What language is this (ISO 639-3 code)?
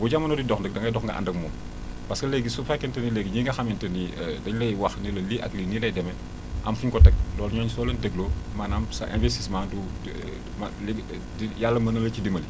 wol